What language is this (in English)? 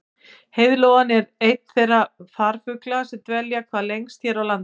Icelandic